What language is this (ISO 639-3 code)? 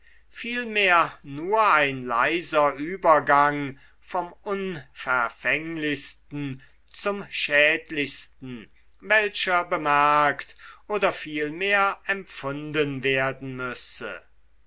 deu